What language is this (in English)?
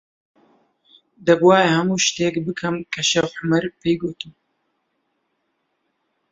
Central Kurdish